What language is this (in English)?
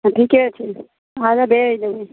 Maithili